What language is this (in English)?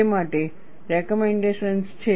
Gujarati